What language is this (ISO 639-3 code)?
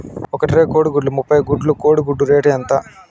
tel